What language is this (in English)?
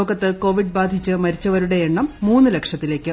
Malayalam